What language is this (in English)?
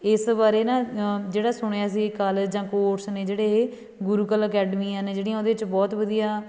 Punjabi